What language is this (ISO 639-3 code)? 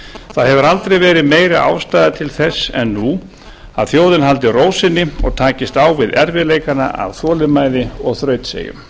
isl